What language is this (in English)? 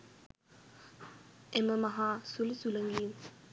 Sinhala